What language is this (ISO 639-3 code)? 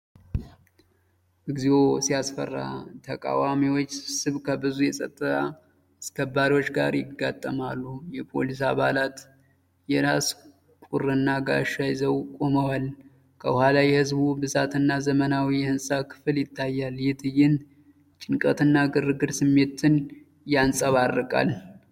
amh